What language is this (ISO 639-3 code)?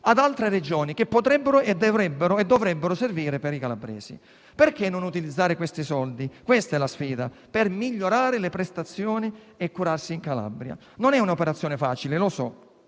ita